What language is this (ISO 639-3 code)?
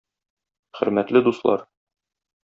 tat